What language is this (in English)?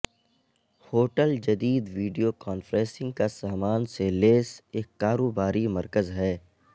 Urdu